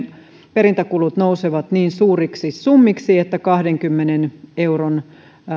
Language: Finnish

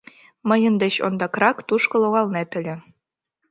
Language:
Mari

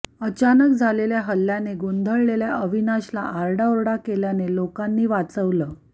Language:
Marathi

